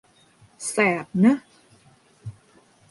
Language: Thai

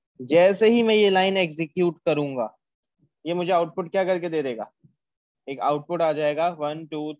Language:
Hindi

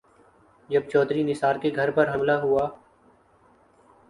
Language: Urdu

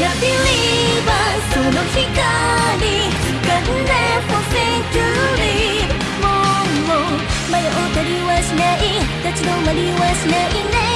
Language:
English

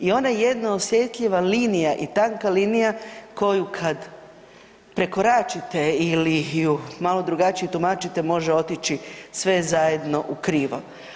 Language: Croatian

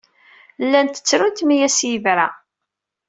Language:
Kabyle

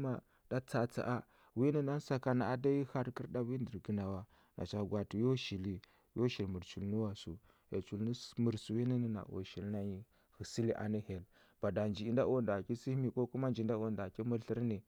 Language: Huba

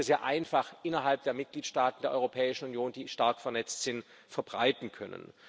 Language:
German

